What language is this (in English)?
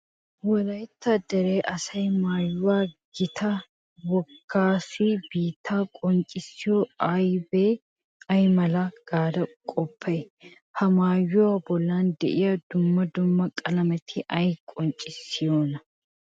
Wolaytta